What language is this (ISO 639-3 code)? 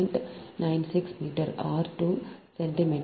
tam